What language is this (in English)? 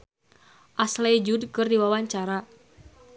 Sundanese